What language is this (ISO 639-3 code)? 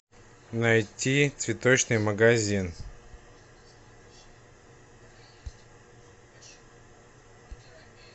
rus